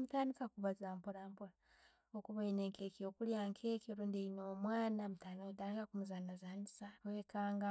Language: Tooro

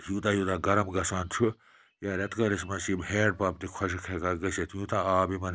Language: Kashmiri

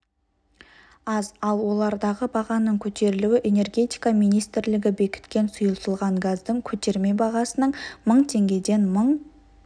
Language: Kazakh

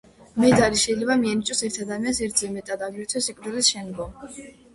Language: Georgian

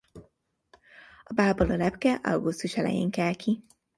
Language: Hungarian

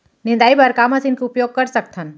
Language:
Chhattisgarhi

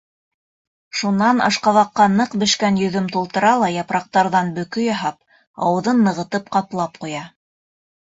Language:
Bashkir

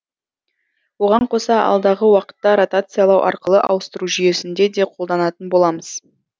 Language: Kazakh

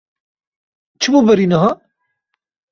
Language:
Kurdish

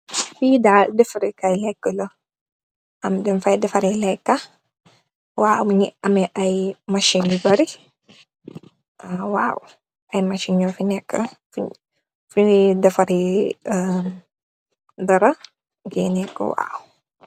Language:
Wolof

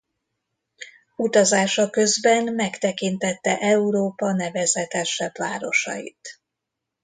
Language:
Hungarian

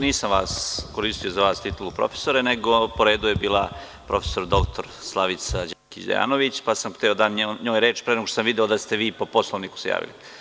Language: Serbian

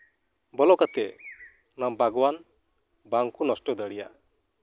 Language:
Santali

